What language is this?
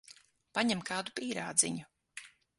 Latvian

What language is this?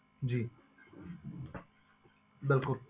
Punjabi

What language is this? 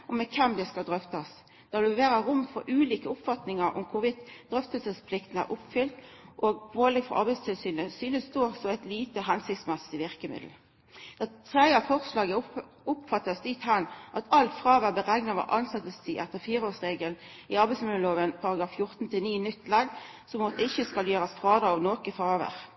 Norwegian Nynorsk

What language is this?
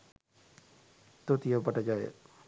Sinhala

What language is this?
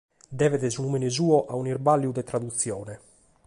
Sardinian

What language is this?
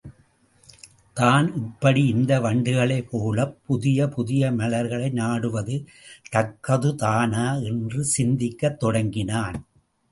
Tamil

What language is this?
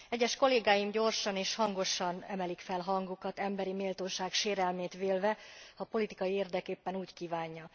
Hungarian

